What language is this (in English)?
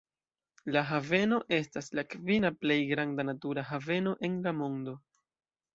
Esperanto